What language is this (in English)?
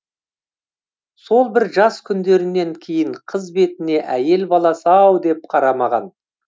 Kazakh